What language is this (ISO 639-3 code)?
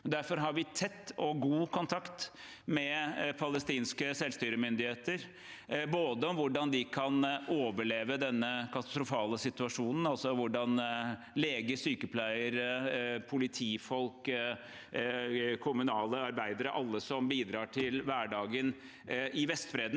nor